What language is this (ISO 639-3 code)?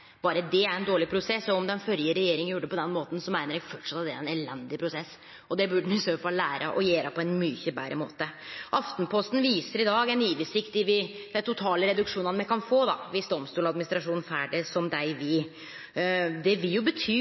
nno